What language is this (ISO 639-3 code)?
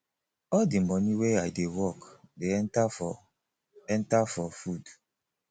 pcm